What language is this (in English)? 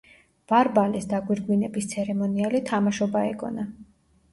Georgian